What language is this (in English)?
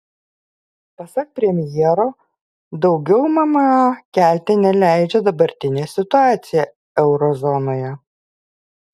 Lithuanian